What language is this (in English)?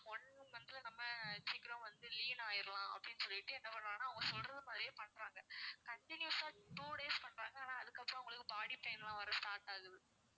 Tamil